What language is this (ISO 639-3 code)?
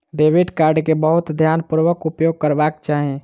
mai